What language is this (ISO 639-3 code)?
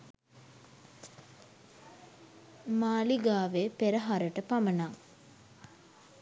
sin